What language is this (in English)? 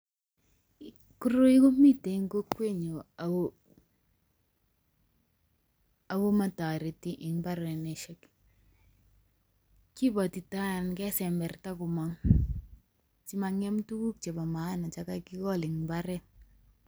Kalenjin